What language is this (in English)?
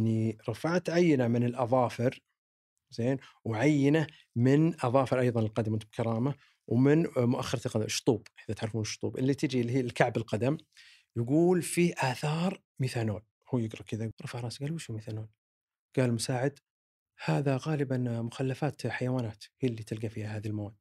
Arabic